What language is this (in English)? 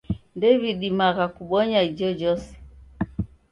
Taita